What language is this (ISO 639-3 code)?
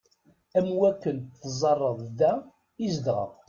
kab